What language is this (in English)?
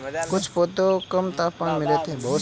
Hindi